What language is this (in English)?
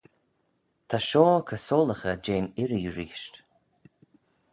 Manx